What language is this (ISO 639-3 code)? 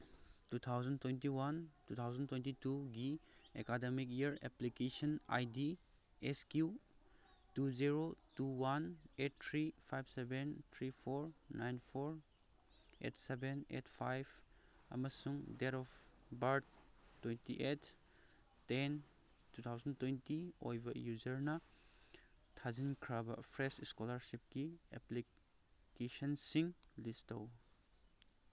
mni